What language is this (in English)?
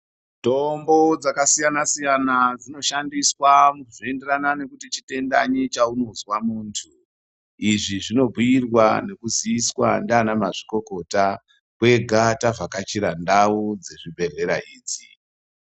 Ndau